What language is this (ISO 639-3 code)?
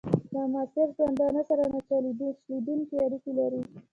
pus